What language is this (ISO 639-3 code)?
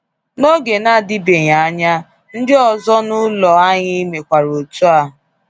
ibo